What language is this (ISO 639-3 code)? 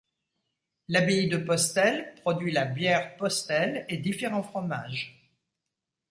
fra